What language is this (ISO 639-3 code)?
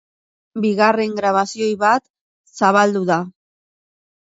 eus